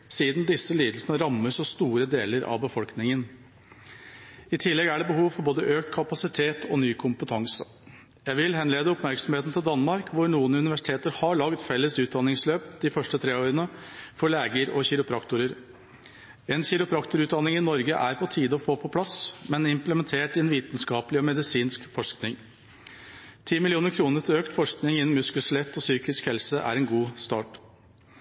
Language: Norwegian Bokmål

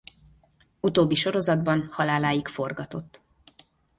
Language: Hungarian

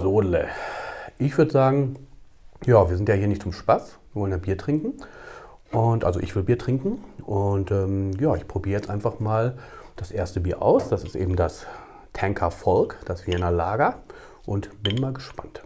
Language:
German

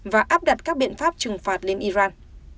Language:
Vietnamese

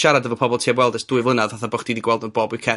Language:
Welsh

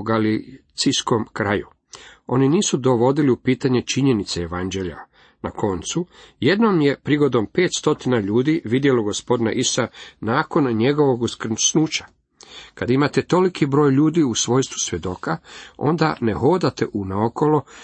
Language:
Croatian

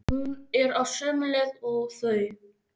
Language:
Icelandic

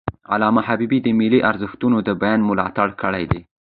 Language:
Pashto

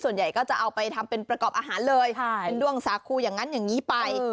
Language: Thai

